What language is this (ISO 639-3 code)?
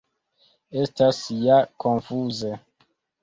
epo